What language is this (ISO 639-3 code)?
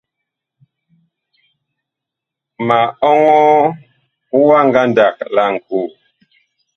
bkh